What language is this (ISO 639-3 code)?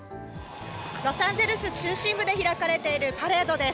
jpn